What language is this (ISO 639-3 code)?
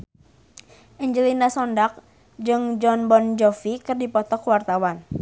sun